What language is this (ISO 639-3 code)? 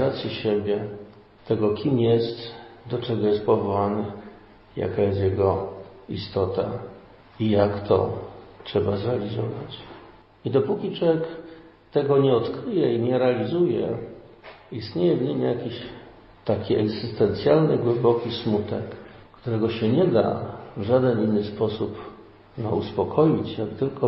pol